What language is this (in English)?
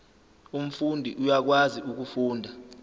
Zulu